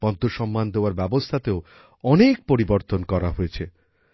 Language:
Bangla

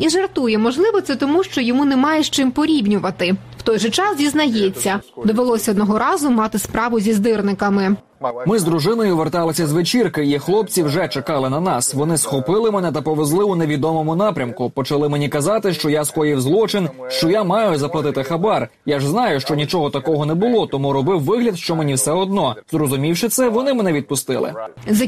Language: Ukrainian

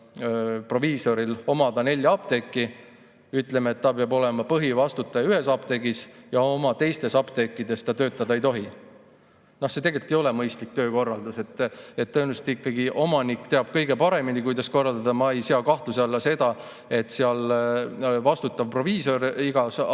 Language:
Estonian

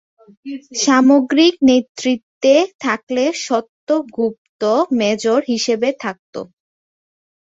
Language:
Bangla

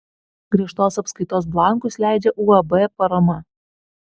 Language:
Lithuanian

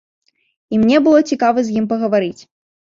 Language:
Belarusian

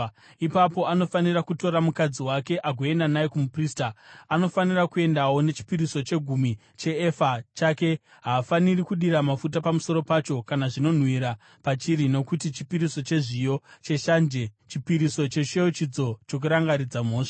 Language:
Shona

